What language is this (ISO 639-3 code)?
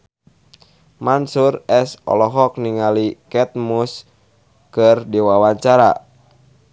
sun